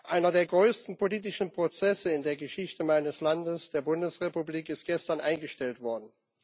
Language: German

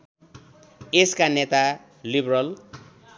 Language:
Nepali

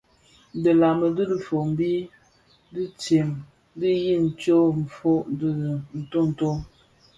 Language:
Bafia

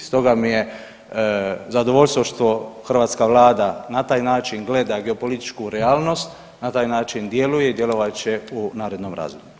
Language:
Croatian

